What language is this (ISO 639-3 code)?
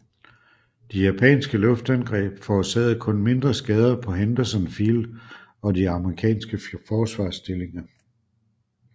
dan